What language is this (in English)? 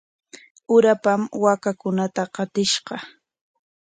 Corongo Ancash Quechua